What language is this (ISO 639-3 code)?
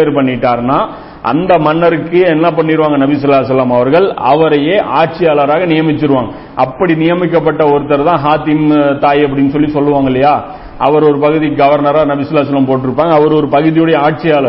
tam